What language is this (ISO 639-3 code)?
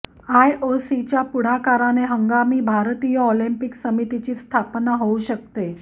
mar